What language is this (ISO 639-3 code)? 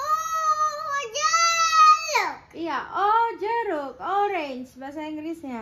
ind